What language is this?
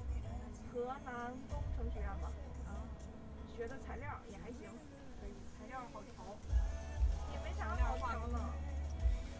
Chinese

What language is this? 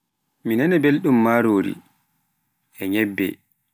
Pular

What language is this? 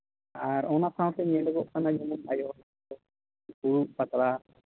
Santali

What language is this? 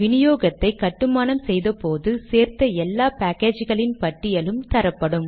Tamil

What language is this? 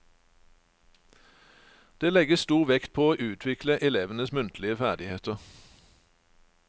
Norwegian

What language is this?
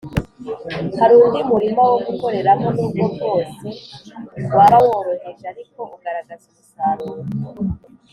Kinyarwanda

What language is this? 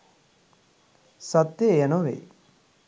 Sinhala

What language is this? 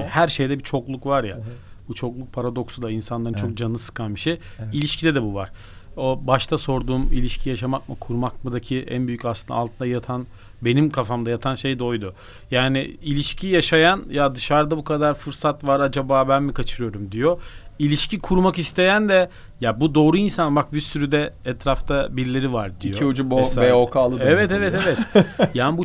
Turkish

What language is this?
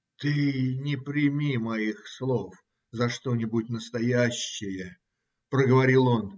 Russian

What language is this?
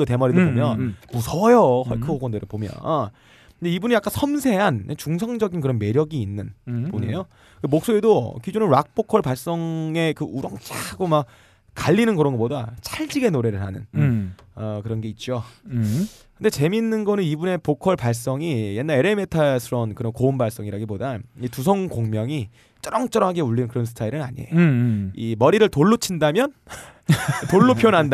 Korean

